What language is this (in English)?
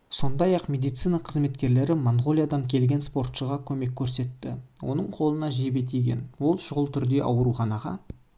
Kazakh